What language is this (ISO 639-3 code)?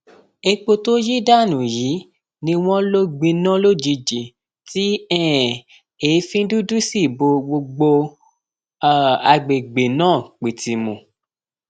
yor